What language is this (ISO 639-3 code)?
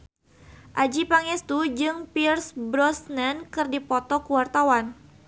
sun